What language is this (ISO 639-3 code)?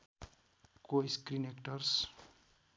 nep